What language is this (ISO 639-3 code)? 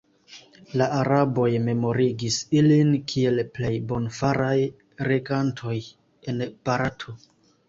epo